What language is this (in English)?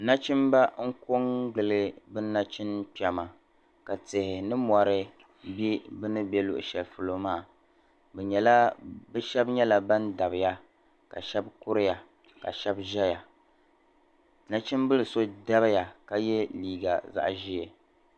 Dagbani